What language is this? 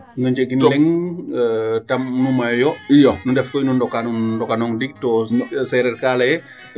Serer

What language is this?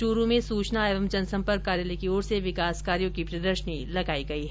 Hindi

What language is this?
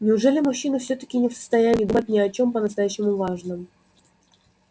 Russian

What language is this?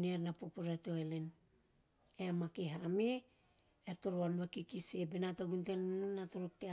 Teop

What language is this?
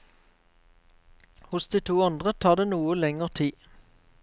Norwegian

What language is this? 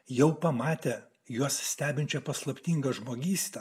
Lithuanian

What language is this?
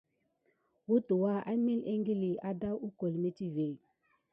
Gidar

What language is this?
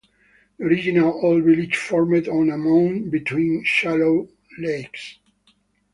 English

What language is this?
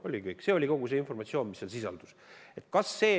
Estonian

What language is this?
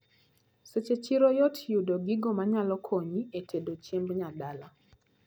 Luo (Kenya and Tanzania)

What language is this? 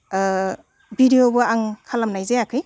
Bodo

